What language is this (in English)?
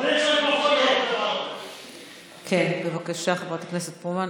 Hebrew